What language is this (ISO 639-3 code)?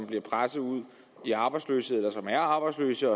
dan